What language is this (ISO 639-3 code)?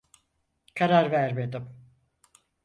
tur